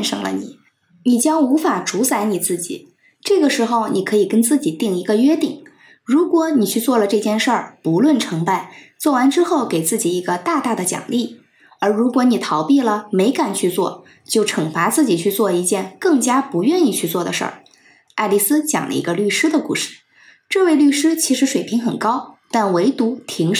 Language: Chinese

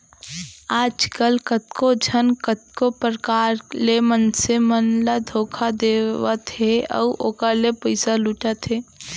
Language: Chhattisgarhi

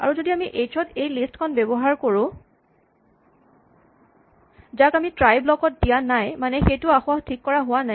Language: Assamese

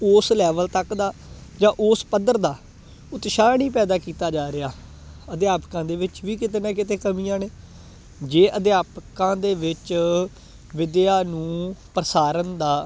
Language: Punjabi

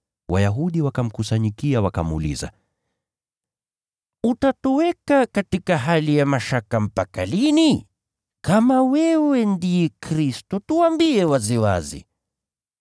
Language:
Swahili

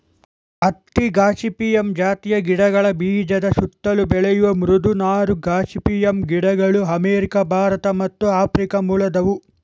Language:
Kannada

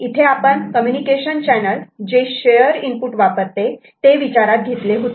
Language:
Marathi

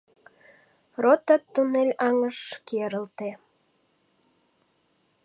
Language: Mari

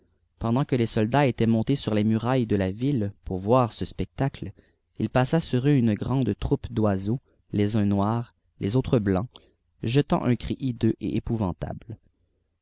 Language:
French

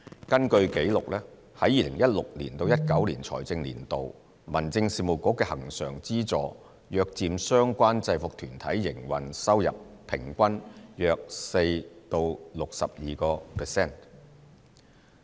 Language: Cantonese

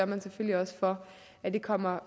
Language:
Danish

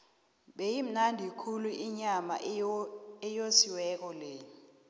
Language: South Ndebele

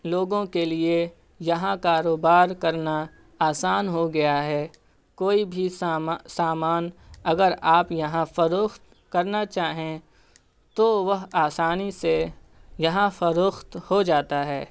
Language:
Urdu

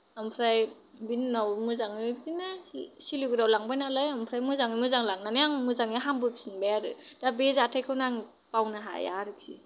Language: Bodo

